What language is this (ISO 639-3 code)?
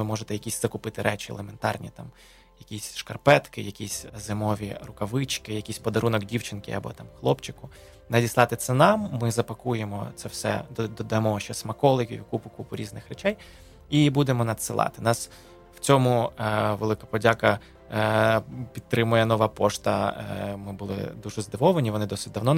ukr